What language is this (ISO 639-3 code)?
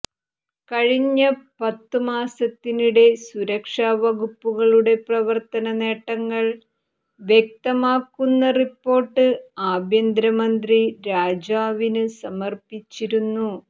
mal